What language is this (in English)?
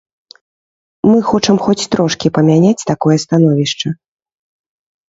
Belarusian